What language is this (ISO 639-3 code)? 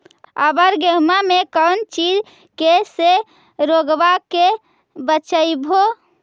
mag